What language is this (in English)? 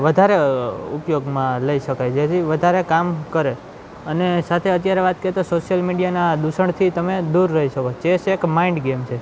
Gujarati